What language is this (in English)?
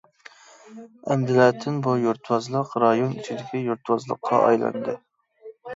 Uyghur